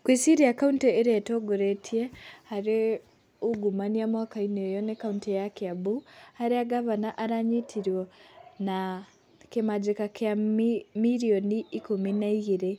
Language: Kikuyu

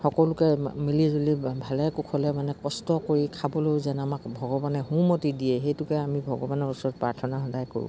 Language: Assamese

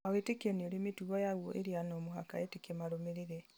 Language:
Kikuyu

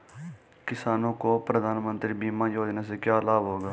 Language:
Hindi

